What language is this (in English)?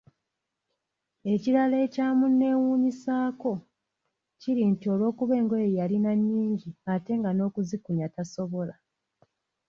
Ganda